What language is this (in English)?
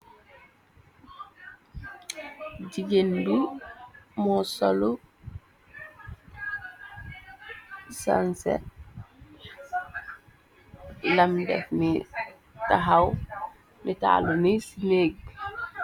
Wolof